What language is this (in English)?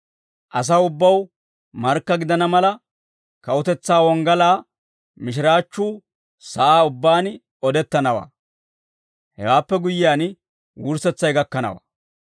Dawro